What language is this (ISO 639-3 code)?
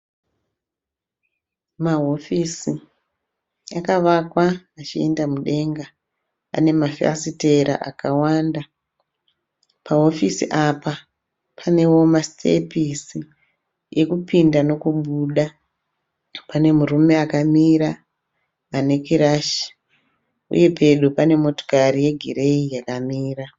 sna